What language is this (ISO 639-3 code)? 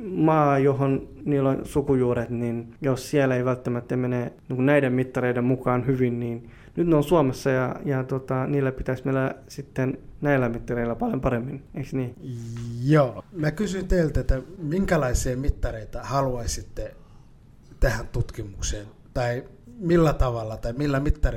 fin